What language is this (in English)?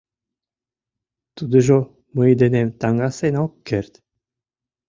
Mari